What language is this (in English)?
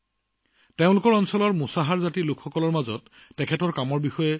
Assamese